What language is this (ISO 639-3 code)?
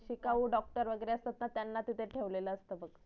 mar